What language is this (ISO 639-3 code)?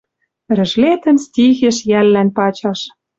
mrj